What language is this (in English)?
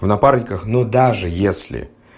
Russian